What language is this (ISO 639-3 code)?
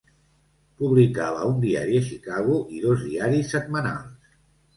cat